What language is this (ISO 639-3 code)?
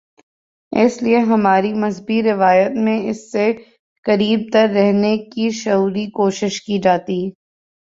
urd